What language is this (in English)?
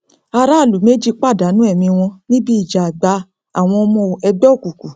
Yoruba